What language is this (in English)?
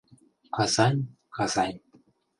Mari